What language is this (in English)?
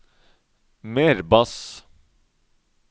Norwegian